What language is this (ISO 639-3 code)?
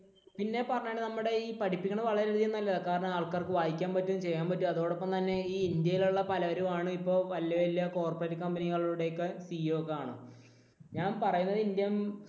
mal